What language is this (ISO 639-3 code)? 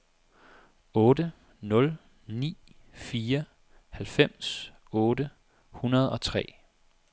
dan